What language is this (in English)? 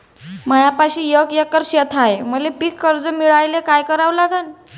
Marathi